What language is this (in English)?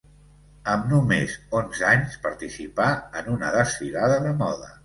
Catalan